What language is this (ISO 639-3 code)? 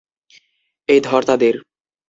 ben